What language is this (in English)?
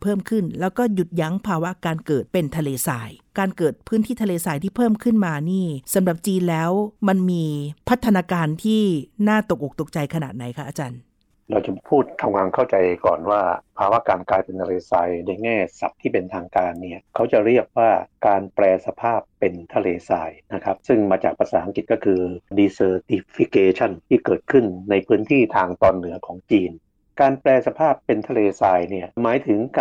Thai